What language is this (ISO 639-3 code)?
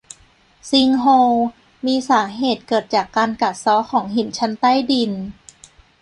tha